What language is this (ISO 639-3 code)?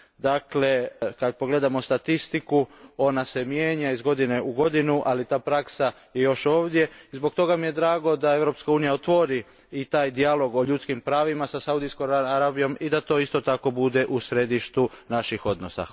hrv